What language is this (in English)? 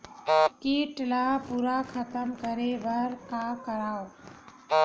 Chhattisgarhi